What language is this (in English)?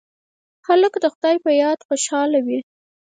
Pashto